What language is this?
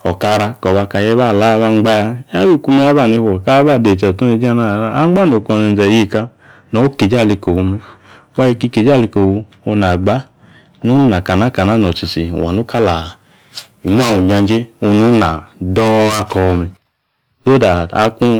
Yace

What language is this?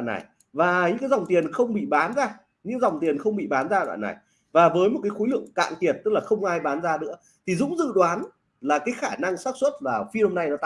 Vietnamese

